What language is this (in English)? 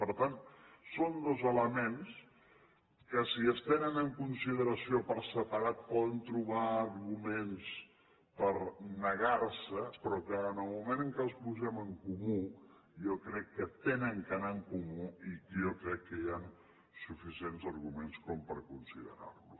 Catalan